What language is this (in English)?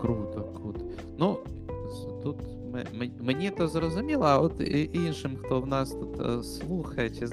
Ukrainian